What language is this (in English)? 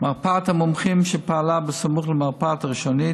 Hebrew